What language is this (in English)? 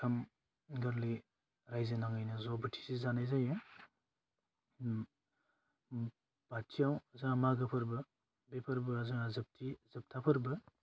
Bodo